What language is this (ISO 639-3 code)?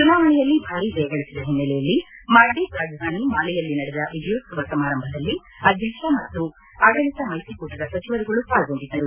kan